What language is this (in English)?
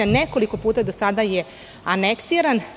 Serbian